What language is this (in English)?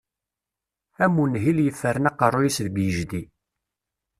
Kabyle